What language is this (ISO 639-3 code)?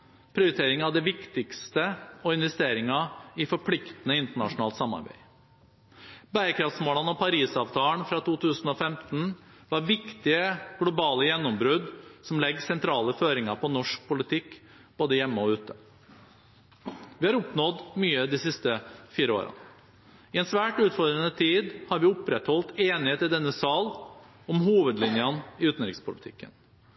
nob